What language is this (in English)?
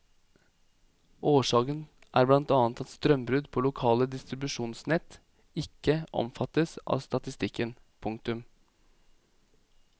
Norwegian